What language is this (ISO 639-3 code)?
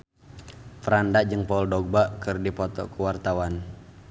sun